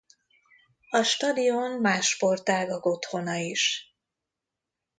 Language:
Hungarian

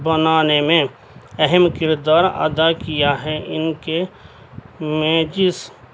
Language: Urdu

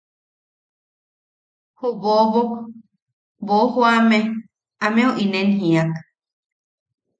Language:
Yaqui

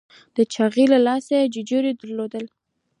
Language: Pashto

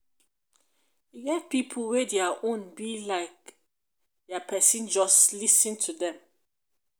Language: Nigerian Pidgin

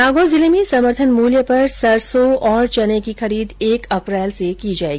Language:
Hindi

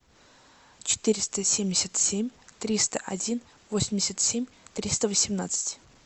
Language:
Russian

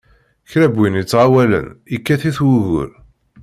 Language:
Kabyle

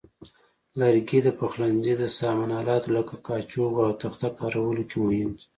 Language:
Pashto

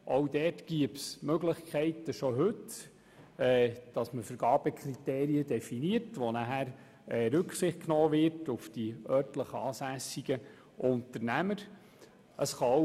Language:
Swiss German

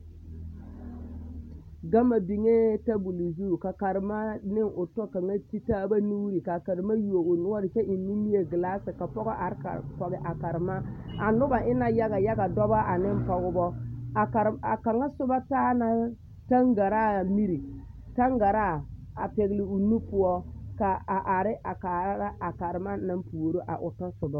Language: Southern Dagaare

